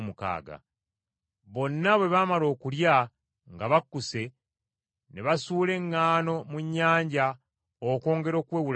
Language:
Ganda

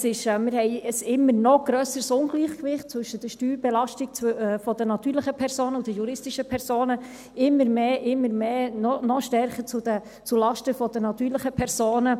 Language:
Swiss German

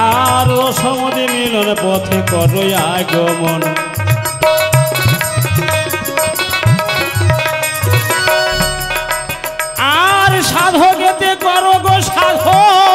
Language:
Bangla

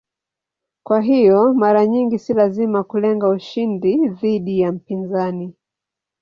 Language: Swahili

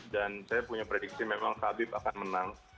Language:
Indonesian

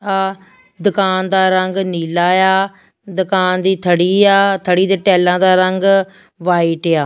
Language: Punjabi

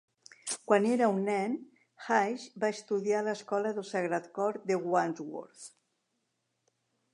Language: Catalan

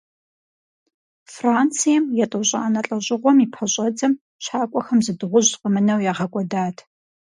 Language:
Kabardian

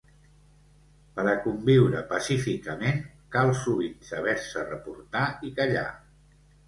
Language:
Catalan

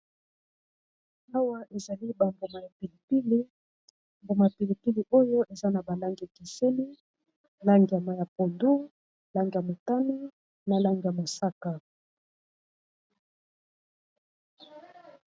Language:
Lingala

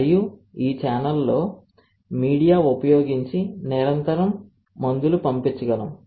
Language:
Telugu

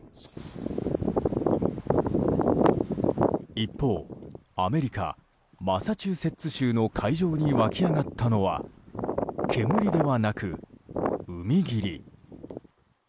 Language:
Japanese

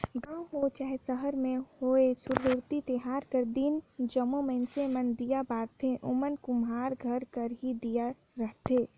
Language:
Chhattisgarhi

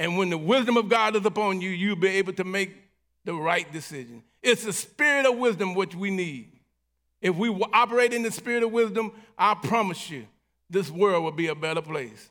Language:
English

